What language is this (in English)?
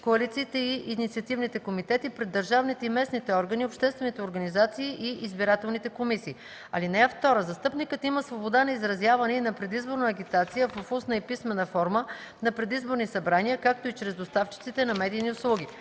Bulgarian